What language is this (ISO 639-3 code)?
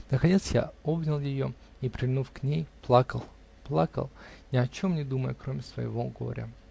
rus